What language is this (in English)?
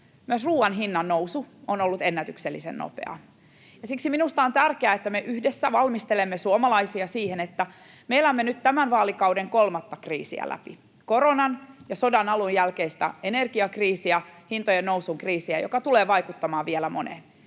Finnish